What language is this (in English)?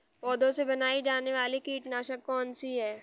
Hindi